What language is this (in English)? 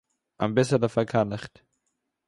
Yiddish